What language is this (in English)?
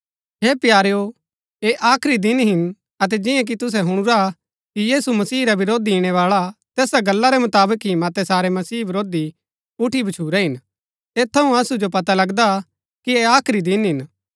Gaddi